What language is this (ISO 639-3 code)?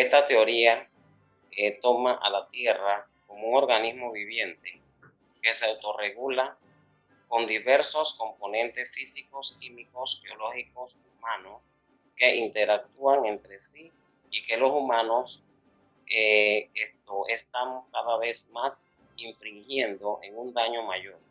spa